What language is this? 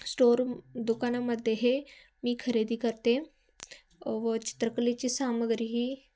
Marathi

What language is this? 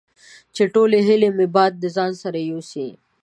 Pashto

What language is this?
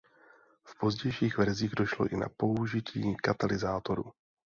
Czech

